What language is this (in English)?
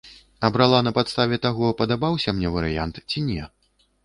Belarusian